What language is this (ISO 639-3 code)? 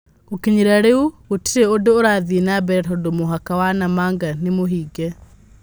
kik